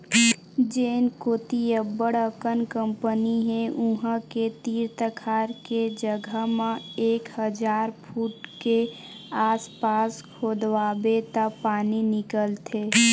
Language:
Chhattisgarhi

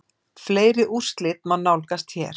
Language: Icelandic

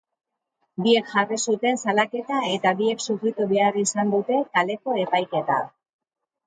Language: Basque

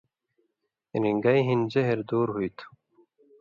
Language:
Indus Kohistani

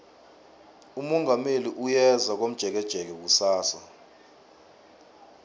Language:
South Ndebele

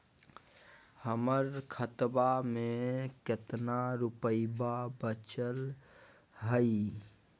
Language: Magahi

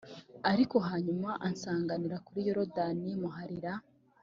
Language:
Kinyarwanda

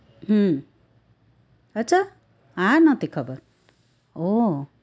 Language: Gujarati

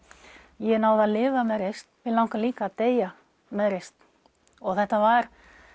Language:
Icelandic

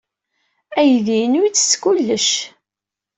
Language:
Kabyle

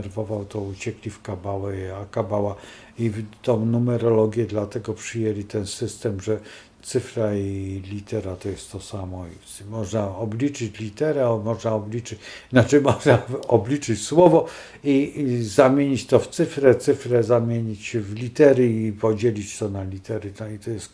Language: Polish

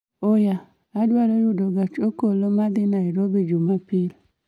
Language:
Luo (Kenya and Tanzania)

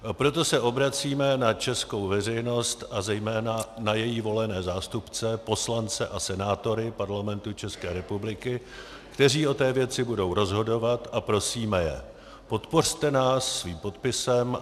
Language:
Czech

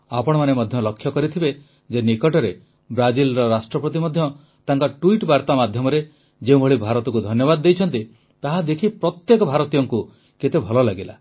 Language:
Odia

